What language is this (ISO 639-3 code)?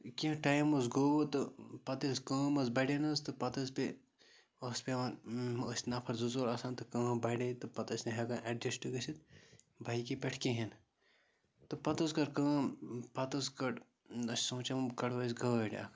kas